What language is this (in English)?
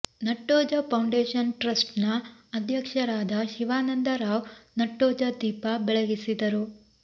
Kannada